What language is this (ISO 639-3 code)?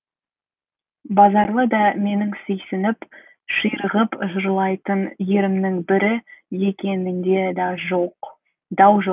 kaz